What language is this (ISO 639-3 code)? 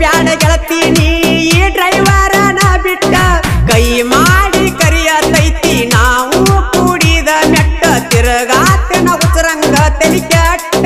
vie